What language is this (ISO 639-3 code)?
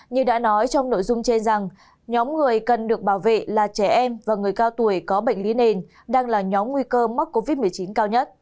vie